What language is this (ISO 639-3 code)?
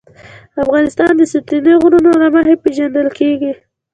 pus